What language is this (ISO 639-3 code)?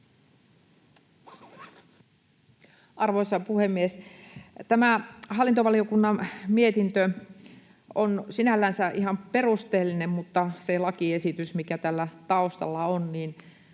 fin